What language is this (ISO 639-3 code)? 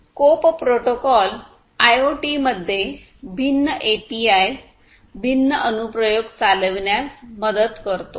mar